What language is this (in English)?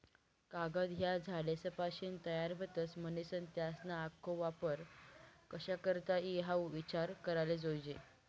Marathi